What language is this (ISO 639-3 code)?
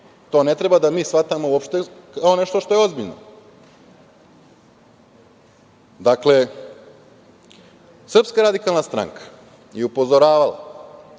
srp